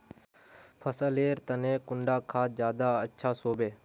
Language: Magahi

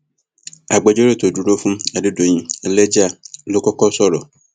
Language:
Yoruba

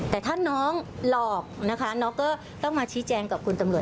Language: Thai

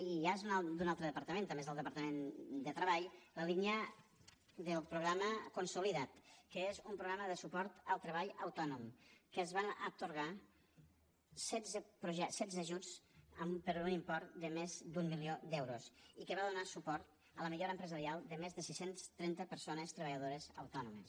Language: Catalan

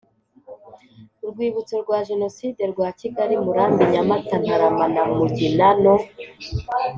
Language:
Kinyarwanda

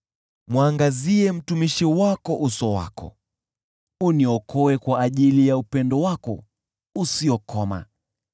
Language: Swahili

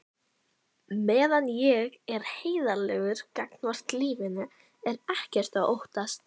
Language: Icelandic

